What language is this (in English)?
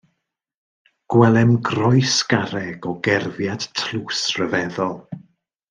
Welsh